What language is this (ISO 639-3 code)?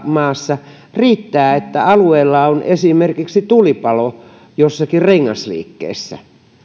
fin